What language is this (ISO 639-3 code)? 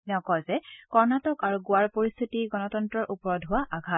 asm